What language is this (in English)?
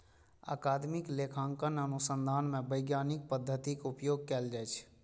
Maithili